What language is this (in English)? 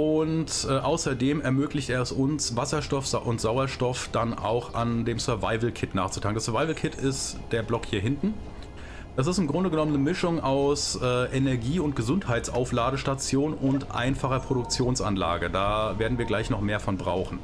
German